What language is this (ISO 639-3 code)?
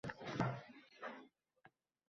uzb